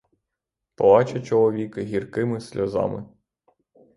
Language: Ukrainian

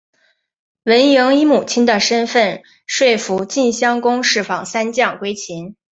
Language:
Chinese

